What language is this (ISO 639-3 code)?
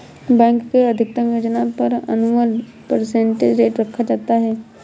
hin